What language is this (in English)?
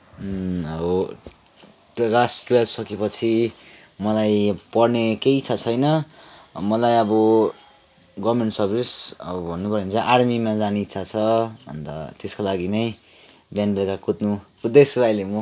Nepali